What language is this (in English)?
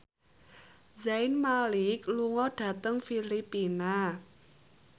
Javanese